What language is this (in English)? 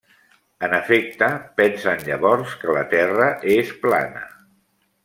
Catalan